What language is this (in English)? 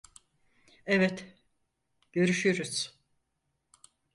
Turkish